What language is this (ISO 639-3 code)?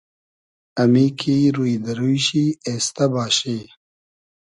haz